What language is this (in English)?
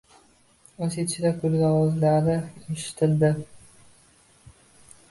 Uzbek